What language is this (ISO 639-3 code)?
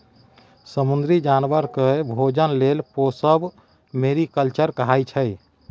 mai